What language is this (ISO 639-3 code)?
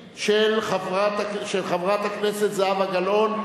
heb